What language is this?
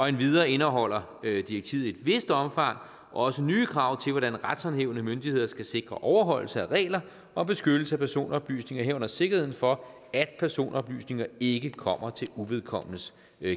Danish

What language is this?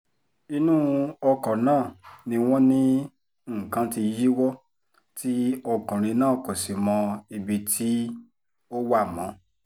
Yoruba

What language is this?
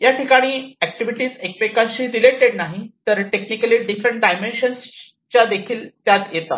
Marathi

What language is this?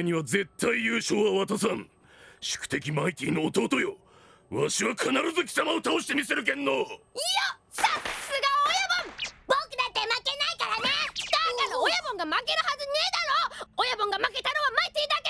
Japanese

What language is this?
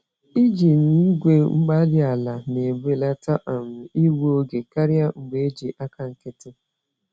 Igbo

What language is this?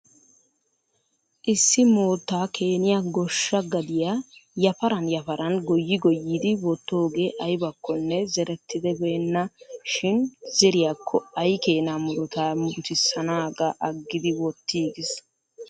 Wolaytta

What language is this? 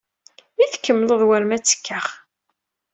Kabyle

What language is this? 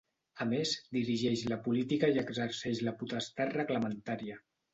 Catalan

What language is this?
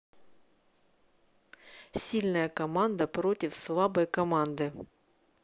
Russian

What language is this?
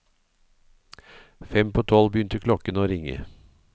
Norwegian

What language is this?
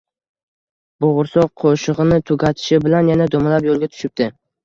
Uzbek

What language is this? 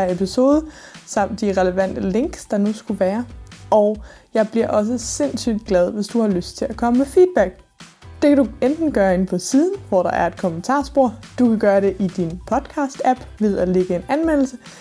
Danish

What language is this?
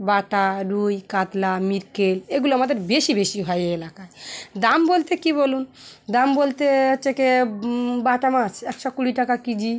Bangla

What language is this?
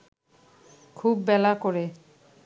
Bangla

